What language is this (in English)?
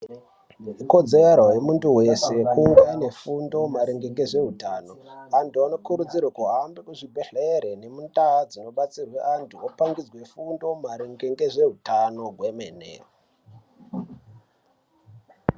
Ndau